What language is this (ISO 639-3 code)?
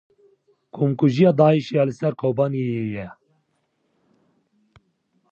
kur